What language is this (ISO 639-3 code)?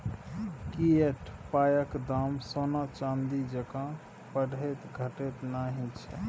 mai